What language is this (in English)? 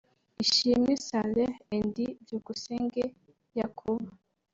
Kinyarwanda